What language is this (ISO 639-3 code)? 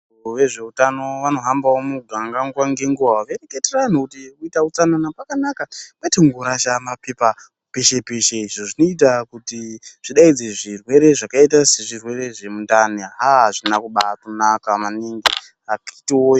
ndc